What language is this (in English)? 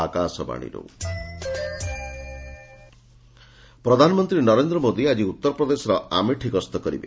Odia